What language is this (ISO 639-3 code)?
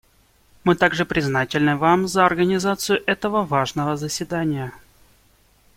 rus